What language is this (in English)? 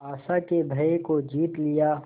Hindi